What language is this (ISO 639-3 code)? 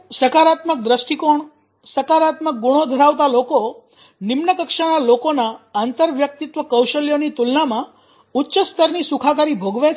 guj